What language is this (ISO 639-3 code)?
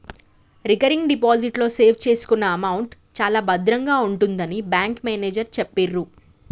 tel